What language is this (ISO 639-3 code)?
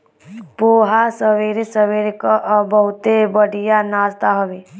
bho